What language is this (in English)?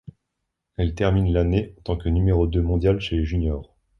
French